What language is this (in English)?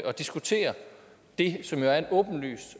Danish